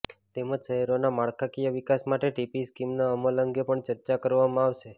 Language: Gujarati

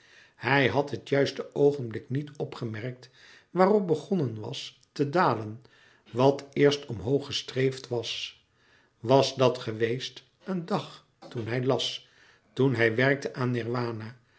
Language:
Dutch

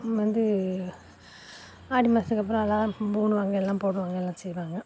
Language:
Tamil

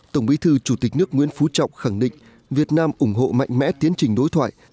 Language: Vietnamese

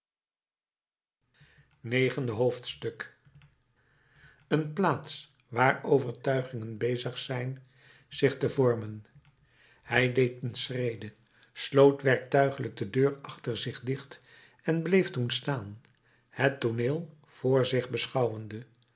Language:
Dutch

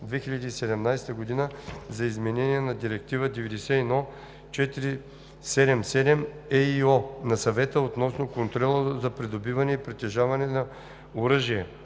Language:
Bulgarian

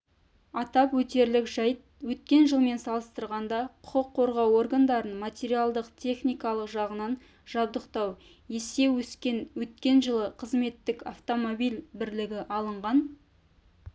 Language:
Kazakh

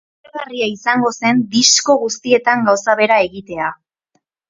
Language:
Basque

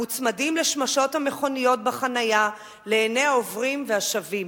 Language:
Hebrew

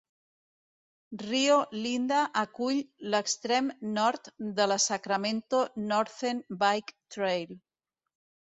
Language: Catalan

